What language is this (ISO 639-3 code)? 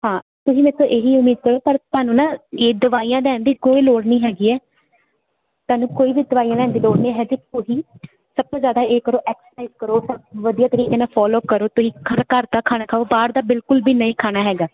pan